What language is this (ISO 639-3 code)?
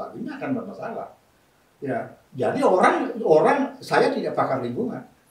ind